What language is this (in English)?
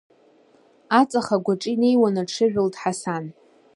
Abkhazian